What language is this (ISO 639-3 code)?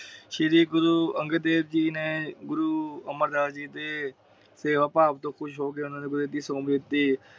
pan